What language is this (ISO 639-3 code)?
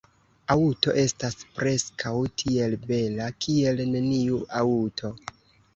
epo